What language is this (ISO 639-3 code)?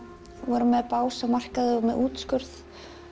isl